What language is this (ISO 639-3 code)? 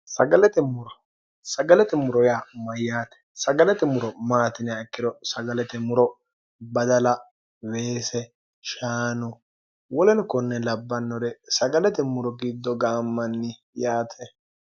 sid